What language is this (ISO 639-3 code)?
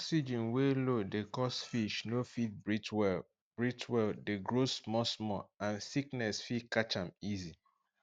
pcm